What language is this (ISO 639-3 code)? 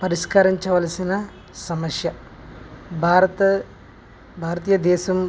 tel